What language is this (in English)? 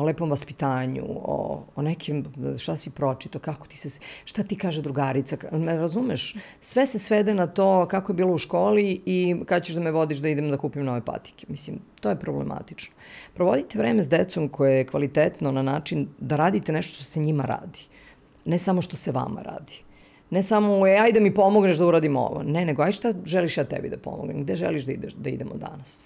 Croatian